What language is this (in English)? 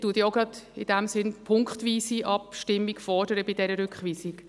Swiss German